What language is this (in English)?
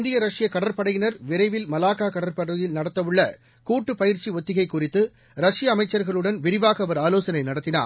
Tamil